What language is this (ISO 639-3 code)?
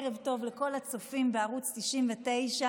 heb